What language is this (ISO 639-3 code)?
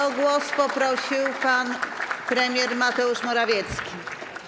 pol